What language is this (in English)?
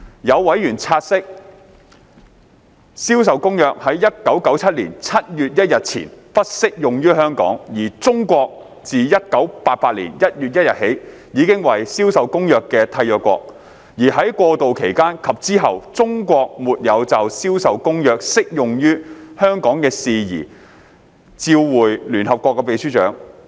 Cantonese